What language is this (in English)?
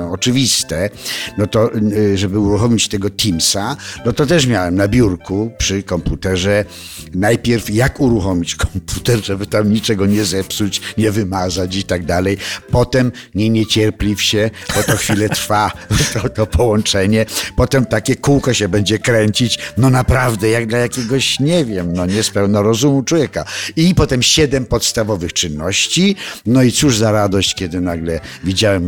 Polish